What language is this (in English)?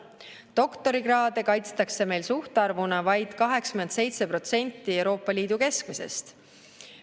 Estonian